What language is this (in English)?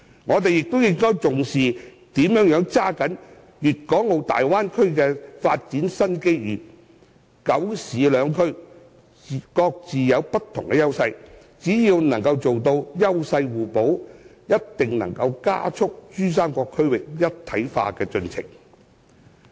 Cantonese